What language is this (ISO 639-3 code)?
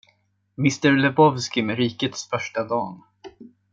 swe